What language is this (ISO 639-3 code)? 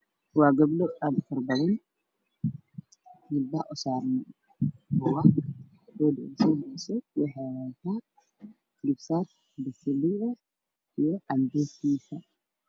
som